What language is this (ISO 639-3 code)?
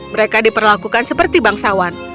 ind